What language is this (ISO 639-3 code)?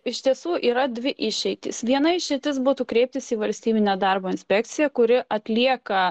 lit